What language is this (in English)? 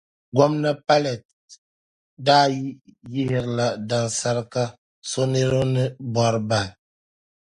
Dagbani